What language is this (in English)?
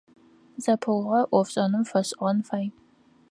Adyghe